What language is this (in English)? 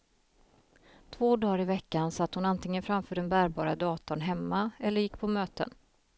Swedish